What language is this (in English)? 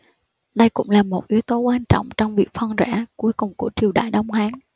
Vietnamese